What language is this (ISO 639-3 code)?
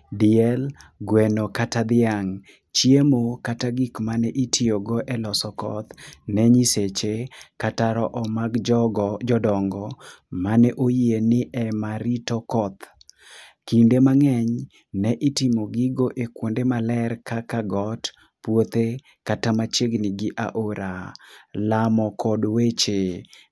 luo